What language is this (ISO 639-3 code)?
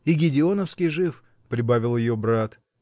rus